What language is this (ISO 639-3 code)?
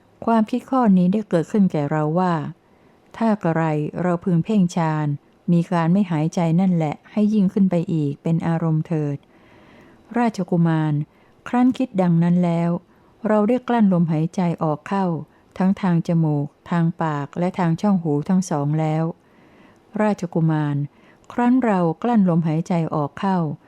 tha